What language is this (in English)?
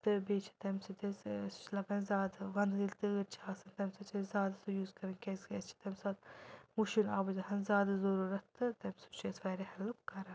Kashmiri